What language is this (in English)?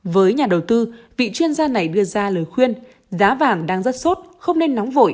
Vietnamese